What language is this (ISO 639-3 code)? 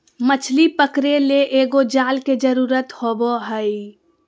mag